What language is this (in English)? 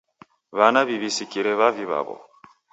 Taita